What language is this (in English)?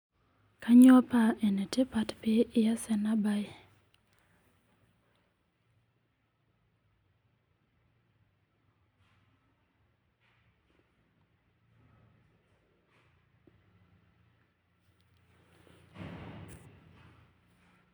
Masai